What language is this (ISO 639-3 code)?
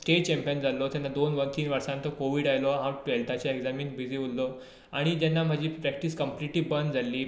kok